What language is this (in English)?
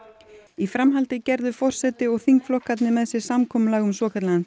Icelandic